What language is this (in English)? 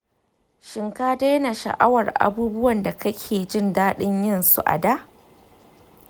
Hausa